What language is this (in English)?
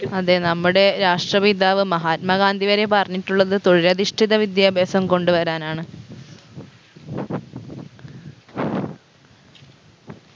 Malayalam